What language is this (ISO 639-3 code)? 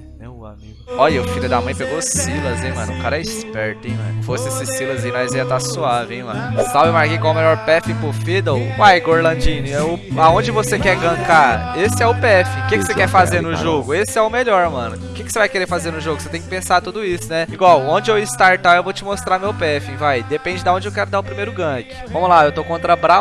por